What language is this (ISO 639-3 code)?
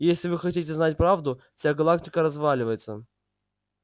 rus